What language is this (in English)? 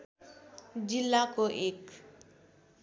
Nepali